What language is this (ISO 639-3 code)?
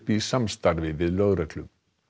isl